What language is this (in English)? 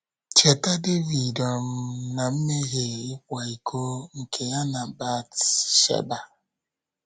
Igbo